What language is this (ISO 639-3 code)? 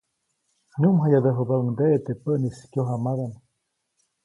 zoc